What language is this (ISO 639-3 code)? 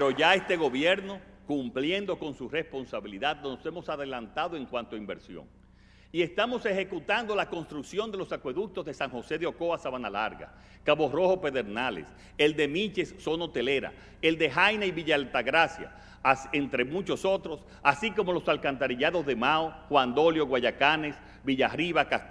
spa